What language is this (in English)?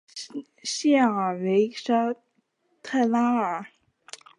Chinese